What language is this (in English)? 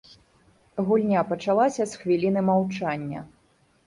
Belarusian